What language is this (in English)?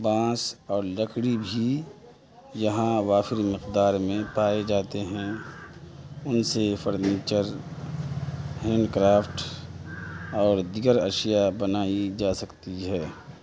Urdu